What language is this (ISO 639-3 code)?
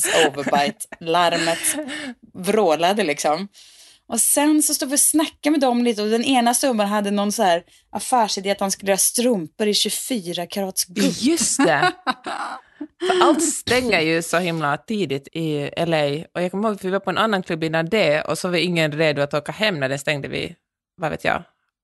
swe